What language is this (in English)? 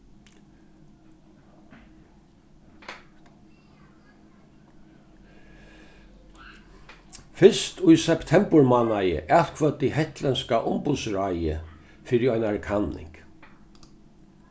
Faroese